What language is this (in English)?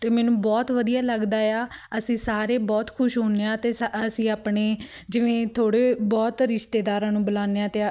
Punjabi